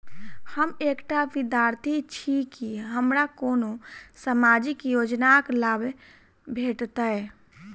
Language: Maithili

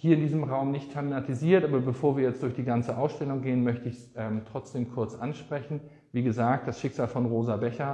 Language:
German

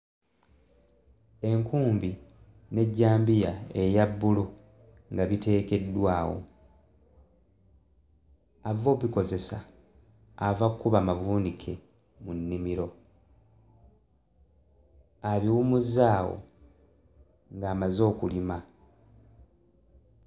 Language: Ganda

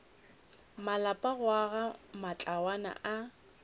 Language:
Northern Sotho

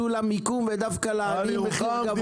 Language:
Hebrew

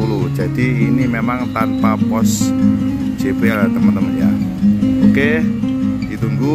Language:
Indonesian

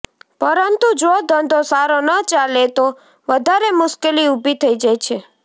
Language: Gujarati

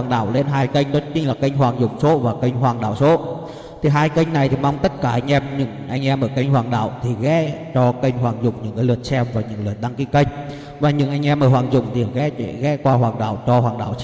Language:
Vietnamese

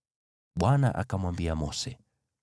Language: Swahili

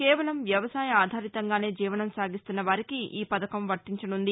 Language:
Telugu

